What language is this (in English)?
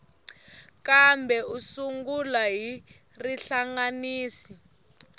Tsonga